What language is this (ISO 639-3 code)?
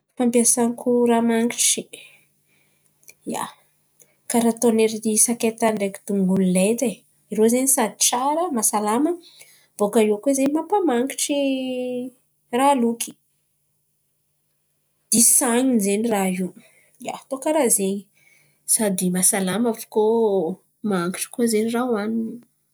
xmv